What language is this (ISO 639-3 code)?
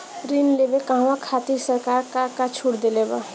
bho